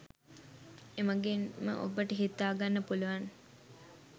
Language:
Sinhala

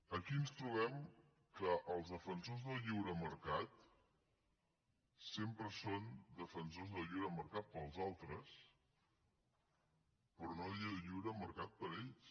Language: Catalan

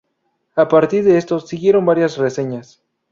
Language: Spanish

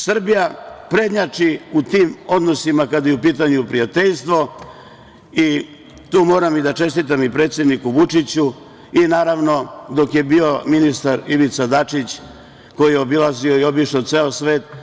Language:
Serbian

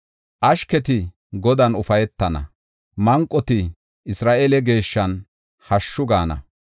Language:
Gofa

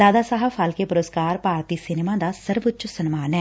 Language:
Punjabi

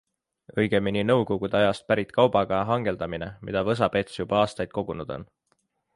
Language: Estonian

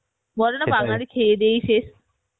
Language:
Bangla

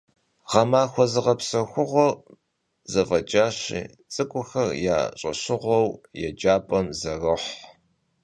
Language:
Kabardian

